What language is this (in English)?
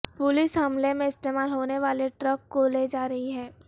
Urdu